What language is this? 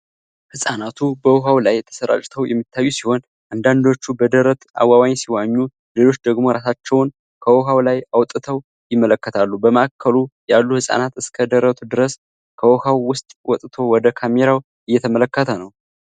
Amharic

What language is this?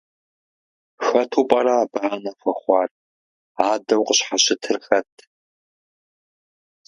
Kabardian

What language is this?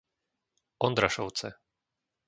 Slovak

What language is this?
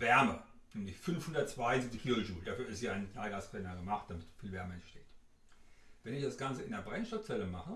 German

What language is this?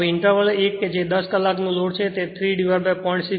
Gujarati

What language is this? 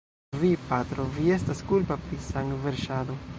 Esperanto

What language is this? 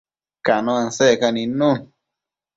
Matsés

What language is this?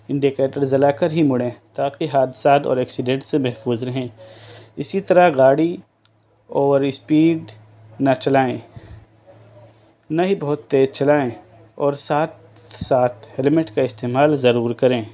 Urdu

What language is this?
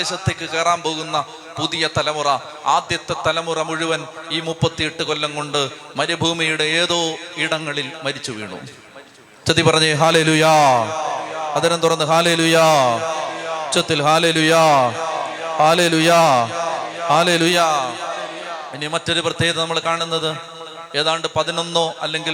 Malayalam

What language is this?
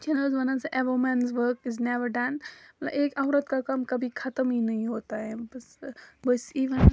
Kashmiri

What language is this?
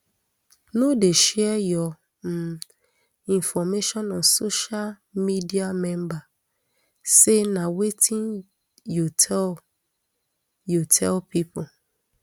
Nigerian Pidgin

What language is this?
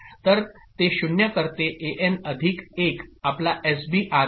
Marathi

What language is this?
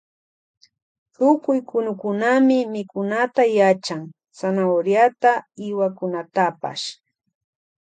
Loja Highland Quichua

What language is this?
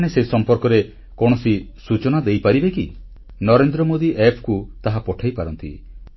Odia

